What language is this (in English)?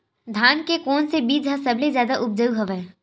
Chhattisgarhi